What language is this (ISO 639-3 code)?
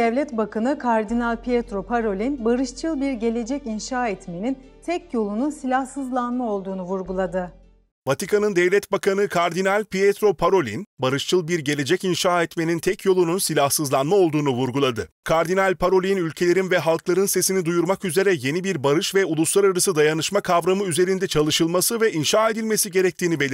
tur